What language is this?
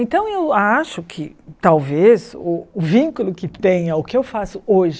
Portuguese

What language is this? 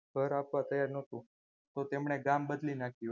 Gujarati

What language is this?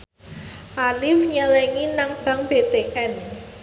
Javanese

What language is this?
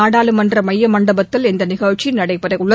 Tamil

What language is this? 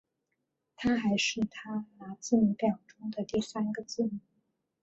Chinese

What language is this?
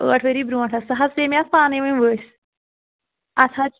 Kashmiri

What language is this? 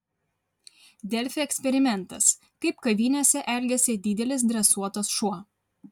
Lithuanian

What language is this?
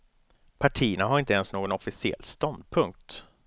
Swedish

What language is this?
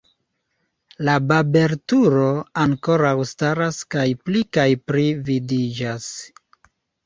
Esperanto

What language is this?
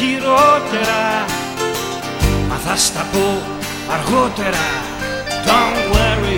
Greek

